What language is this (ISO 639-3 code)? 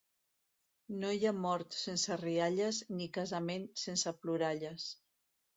cat